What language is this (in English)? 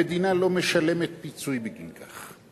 Hebrew